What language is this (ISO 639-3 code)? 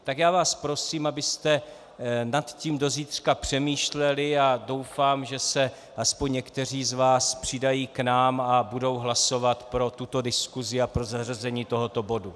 ces